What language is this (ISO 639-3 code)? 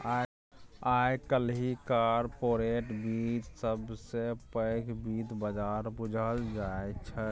mai